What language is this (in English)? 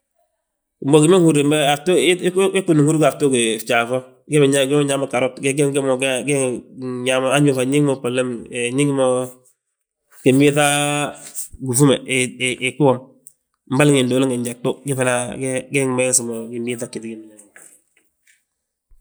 Balanta-Ganja